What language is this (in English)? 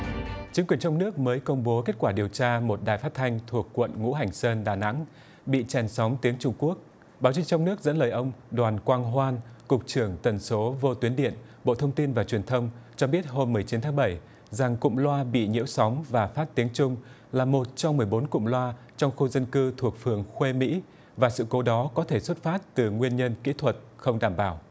Vietnamese